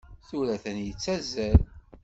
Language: Kabyle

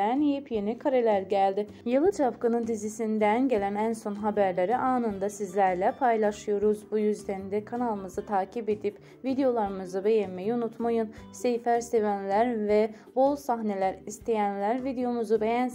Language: Turkish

